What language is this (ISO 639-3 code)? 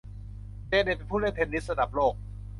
tha